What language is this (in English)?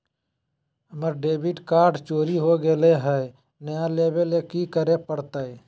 Magahi